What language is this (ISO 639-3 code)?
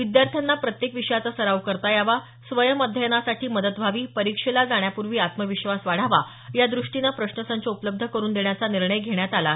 mar